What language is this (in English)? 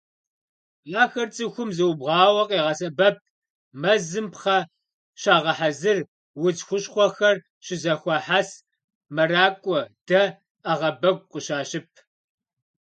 Kabardian